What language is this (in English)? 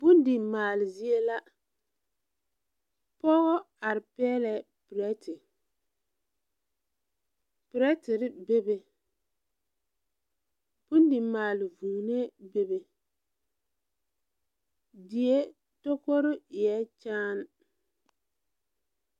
Southern Dagaare